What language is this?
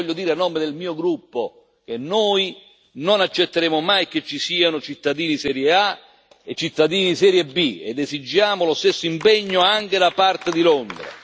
Italian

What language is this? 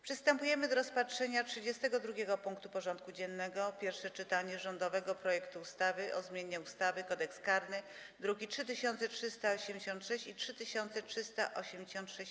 Polish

